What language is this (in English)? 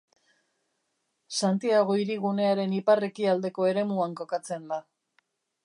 Basque